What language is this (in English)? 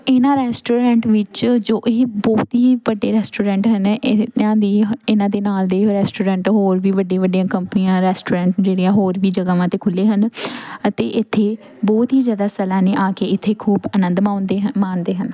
Punjabi